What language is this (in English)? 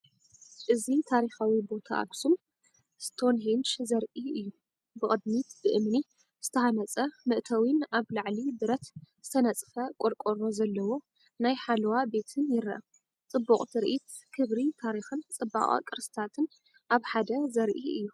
Tigrinya